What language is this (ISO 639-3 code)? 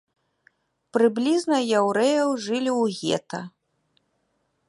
bel